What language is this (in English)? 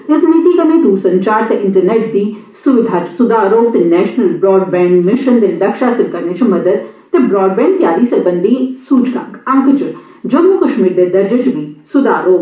Dogri